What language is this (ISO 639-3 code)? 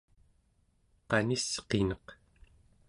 esu